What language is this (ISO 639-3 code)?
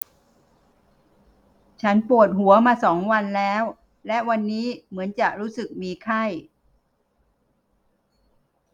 tha